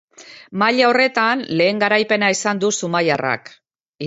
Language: Basque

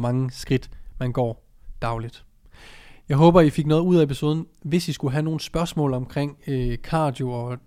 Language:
Danish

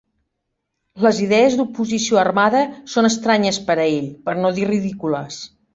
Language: Catalan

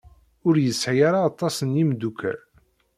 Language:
Kabyle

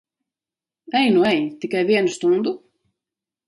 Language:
Latvian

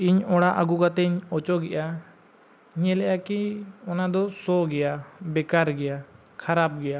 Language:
Santali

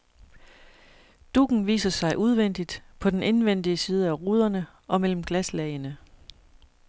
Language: Danish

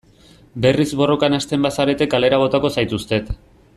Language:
Basque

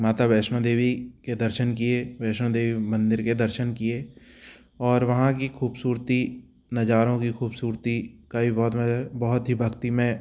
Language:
Hindi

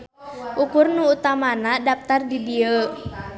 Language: Sundanese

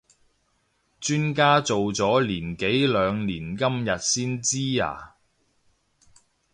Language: Cantonese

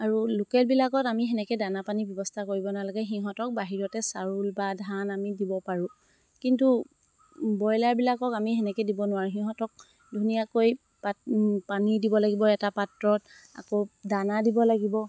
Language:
Assamese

